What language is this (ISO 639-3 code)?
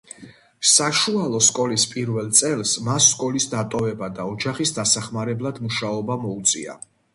kat